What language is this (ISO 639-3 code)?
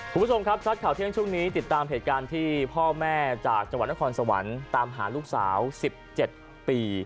tha